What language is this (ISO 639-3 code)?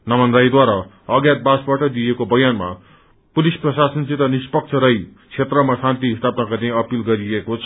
nep